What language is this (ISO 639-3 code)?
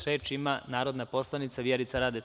srp